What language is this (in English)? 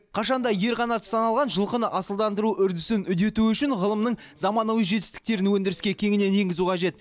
Kazakh